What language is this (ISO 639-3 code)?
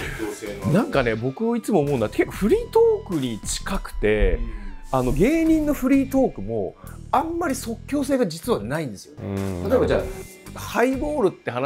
jpn